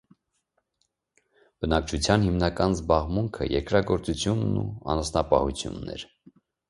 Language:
Armenian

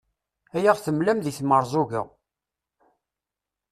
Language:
Kabyle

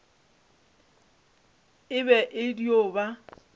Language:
Northern Sotho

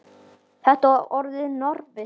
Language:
Icelandic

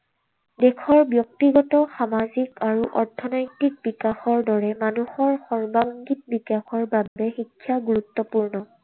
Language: Assamese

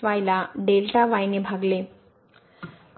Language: Marathi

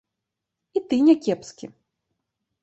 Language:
Belarusian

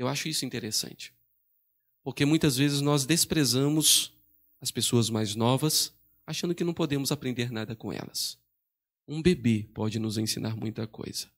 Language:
Portuguese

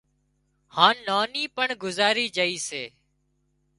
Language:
Wadiyara Koli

